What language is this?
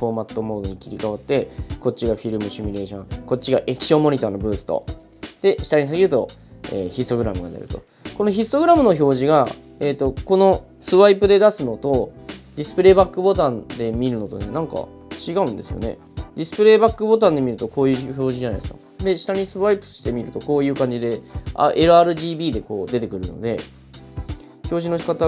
Japanese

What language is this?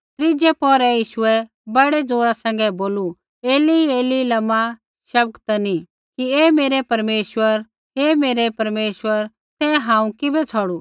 Kullu Pahari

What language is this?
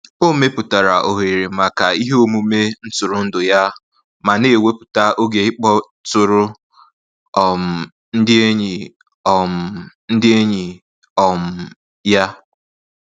Igbo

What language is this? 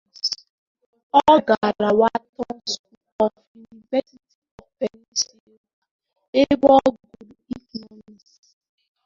Igbo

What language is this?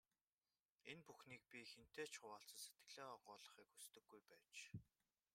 Mongolian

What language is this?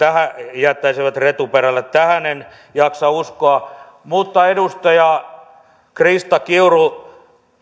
Finnish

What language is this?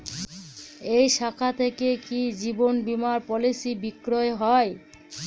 Bangla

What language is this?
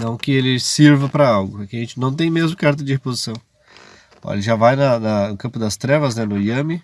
Portuguese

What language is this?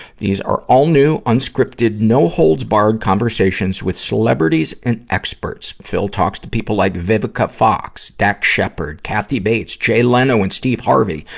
English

